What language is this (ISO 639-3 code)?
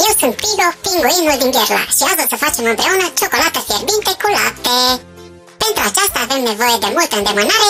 rus